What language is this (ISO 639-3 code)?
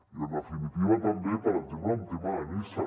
cat